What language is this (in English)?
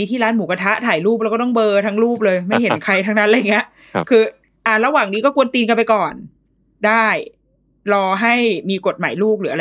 Thai